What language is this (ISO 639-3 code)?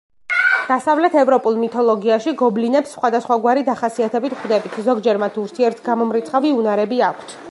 kat